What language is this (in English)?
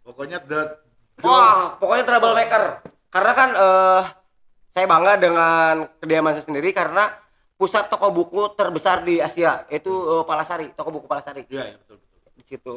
Indonesian